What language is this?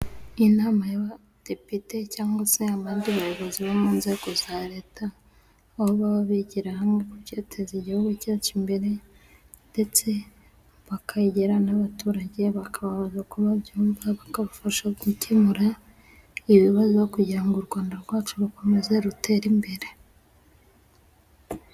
Kinyarwanda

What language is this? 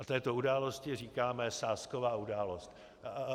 Czech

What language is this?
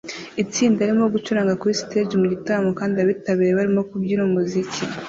Kinyarwanda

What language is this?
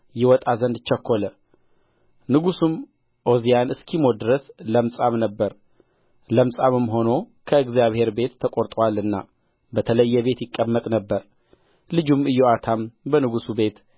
Amharic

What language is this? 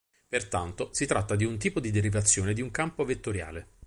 Italian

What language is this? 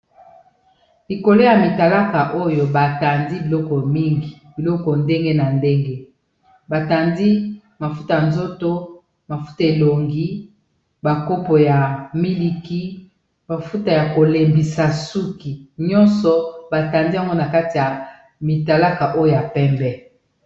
Lingala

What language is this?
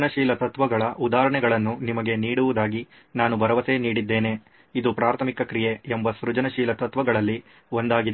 Kannada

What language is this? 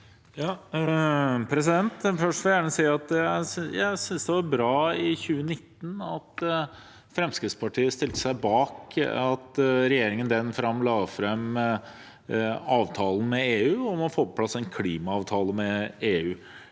Norwegian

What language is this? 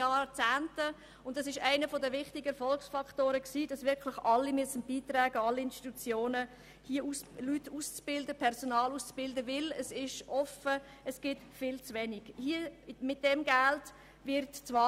Swiss German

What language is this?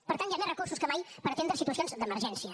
Catalan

